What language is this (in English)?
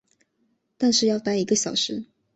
Chinese